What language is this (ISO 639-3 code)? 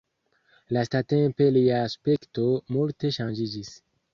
epo